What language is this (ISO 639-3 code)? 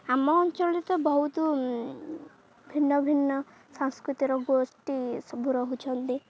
ori